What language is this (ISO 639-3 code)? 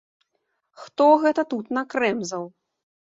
bel